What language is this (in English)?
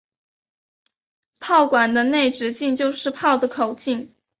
Chinese